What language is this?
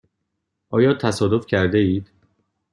Persian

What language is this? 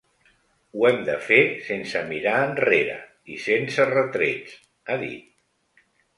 Catalan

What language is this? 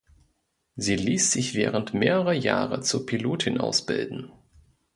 German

